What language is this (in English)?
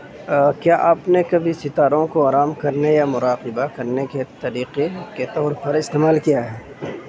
Urdu